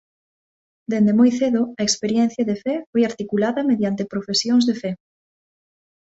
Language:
Galician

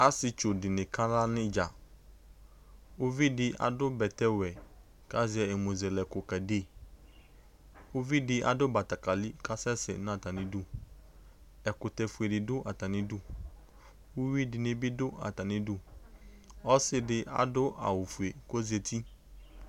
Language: Ikposo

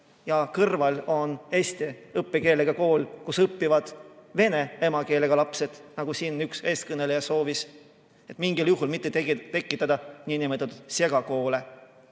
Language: Estonian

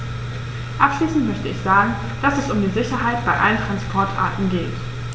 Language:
German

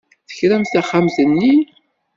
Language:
Kabyle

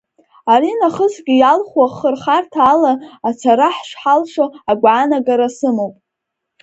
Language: Abkhazian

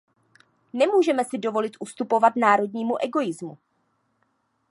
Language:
Czech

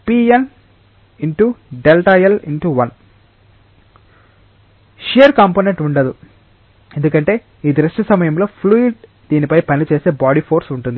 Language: Telugu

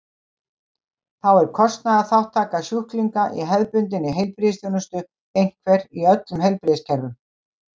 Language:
Icelandic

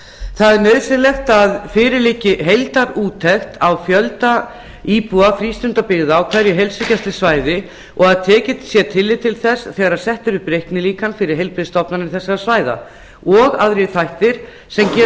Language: Icelandic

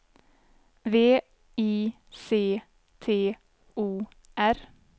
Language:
Swedish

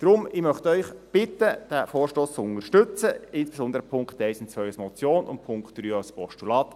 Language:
Swiss German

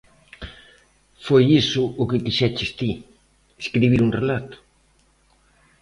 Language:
Galician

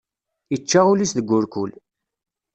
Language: Kabyle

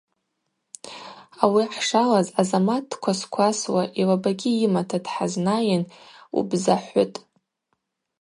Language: Abaza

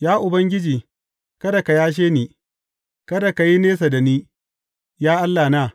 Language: Hausa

